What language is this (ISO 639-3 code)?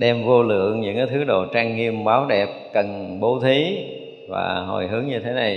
vie